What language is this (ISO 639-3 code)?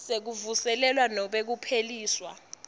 ssw